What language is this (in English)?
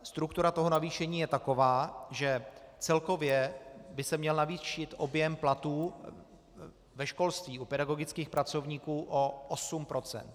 Czech